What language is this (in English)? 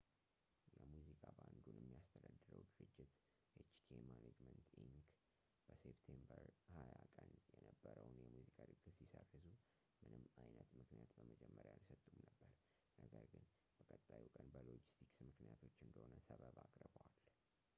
Amharic